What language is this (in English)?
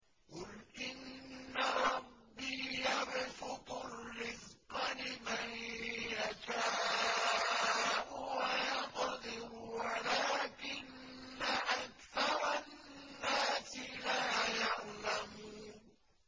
Arabic